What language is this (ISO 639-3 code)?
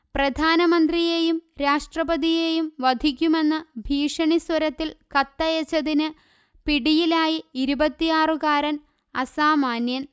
mal